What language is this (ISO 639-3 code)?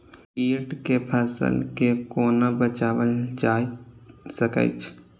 mai